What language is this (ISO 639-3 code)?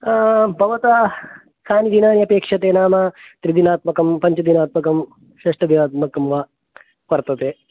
san